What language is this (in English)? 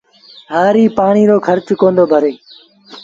Sindhi Bhil